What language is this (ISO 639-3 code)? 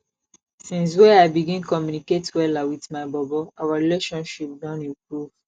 pcm